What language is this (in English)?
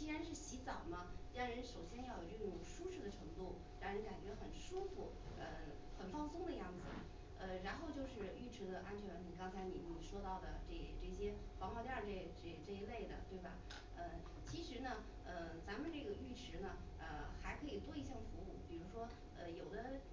Chinese